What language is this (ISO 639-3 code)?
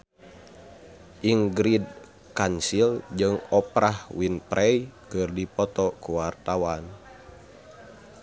sun